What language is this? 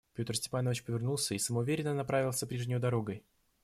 Russian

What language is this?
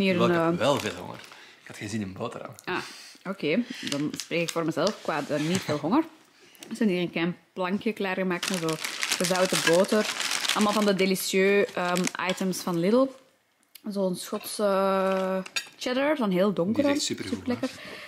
Dutch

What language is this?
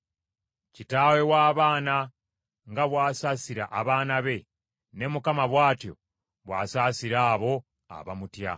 Ganda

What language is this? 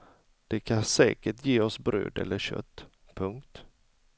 Swedish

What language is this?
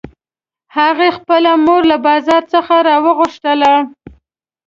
Pashto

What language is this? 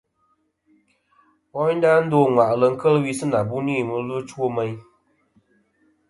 Kom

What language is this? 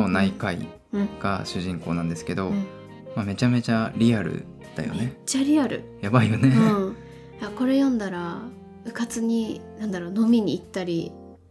Japanese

